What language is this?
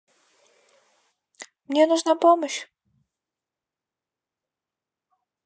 Russian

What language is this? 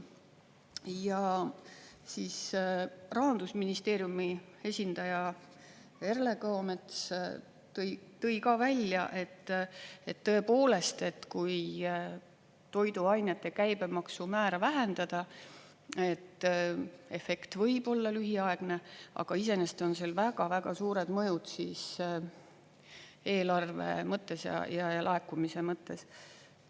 Estonian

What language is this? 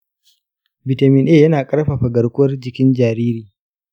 Hausa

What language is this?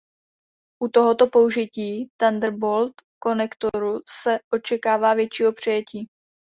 Czech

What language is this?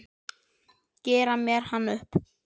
Icelandic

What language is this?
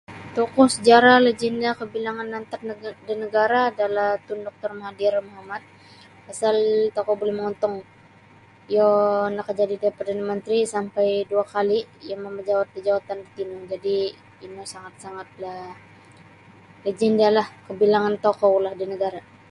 Sabah Bisaya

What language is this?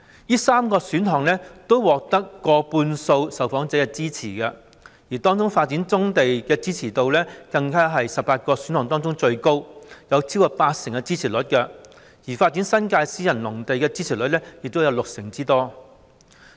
Cantonese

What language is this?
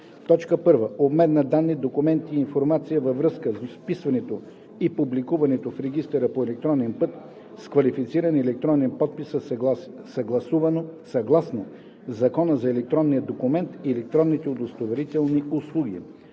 Bulgarian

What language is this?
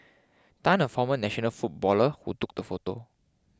English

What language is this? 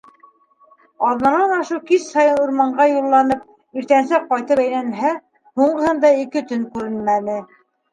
Bashkir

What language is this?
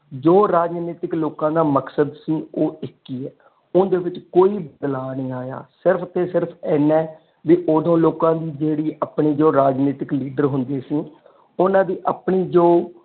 Punjabi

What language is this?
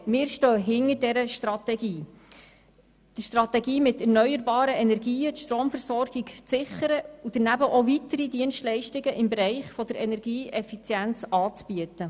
Swiss German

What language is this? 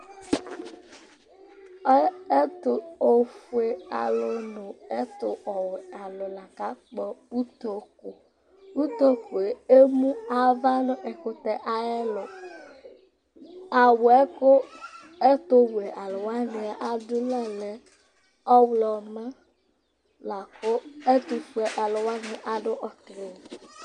Ikposo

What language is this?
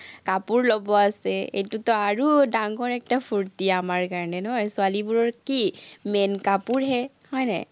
Assamese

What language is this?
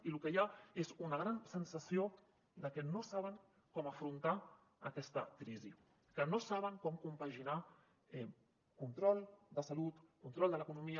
Catalan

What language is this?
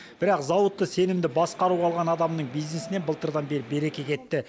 Kazakh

